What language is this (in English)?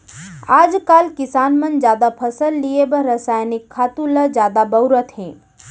Chhattisgarhi